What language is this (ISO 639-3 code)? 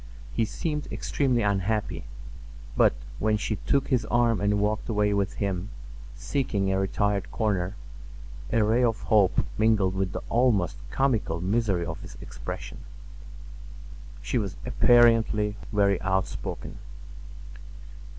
eng